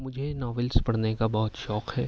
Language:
Urdu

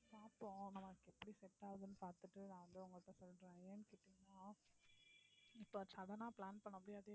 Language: Tamil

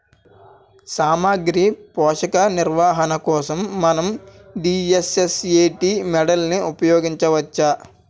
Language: Telugu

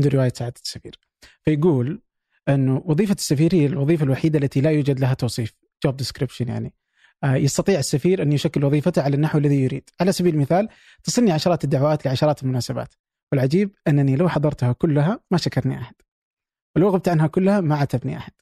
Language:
Arabic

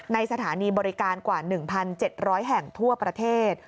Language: Thai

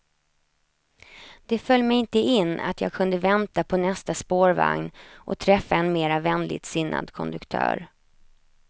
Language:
Swedish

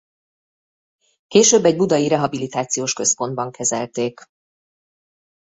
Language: Hungarian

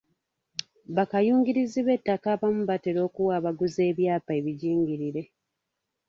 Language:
Ganda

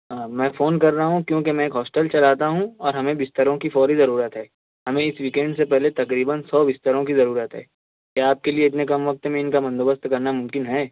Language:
Urdu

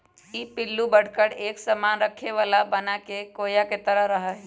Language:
Magahi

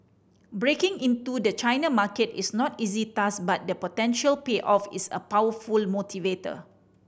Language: English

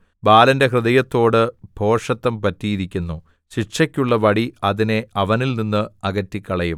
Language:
Malayalam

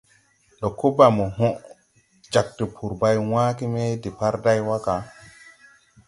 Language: Tupuri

